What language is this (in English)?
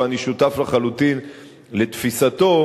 Hebrew